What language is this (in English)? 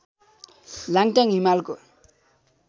Nepali